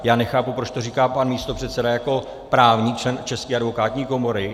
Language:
Czech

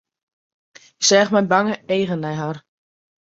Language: Western Frisian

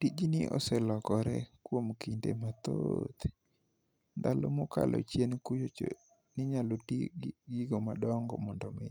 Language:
Luo (Kenya and Tanzania)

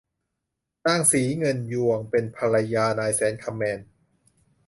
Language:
Thai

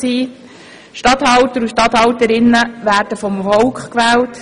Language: Swiss German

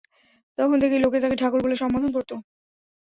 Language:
Bangla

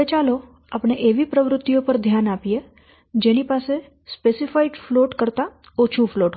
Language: Gujarati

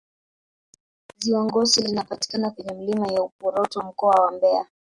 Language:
Swahili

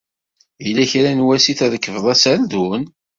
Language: Kabyle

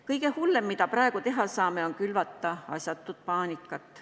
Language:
Estonian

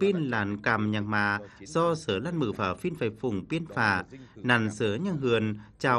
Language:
Vietnamese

